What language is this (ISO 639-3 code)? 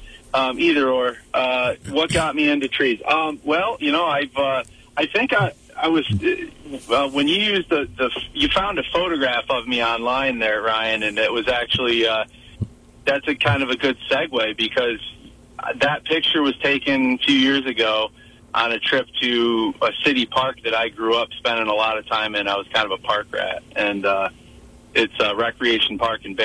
eng